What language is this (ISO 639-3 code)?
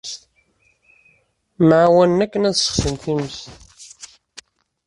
kab